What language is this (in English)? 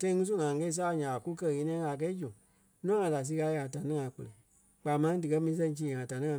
Kpelle